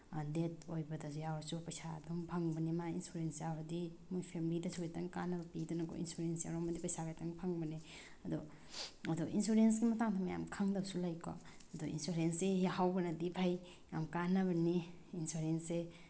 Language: Manipuri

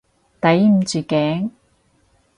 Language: Cantonese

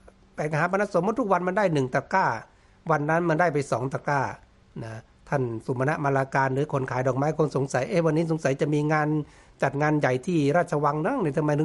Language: Thai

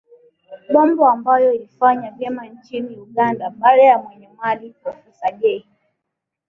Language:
Swahili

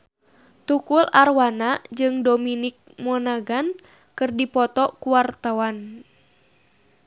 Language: Sundanese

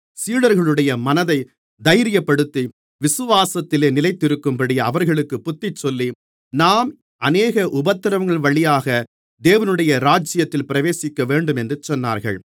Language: Tamil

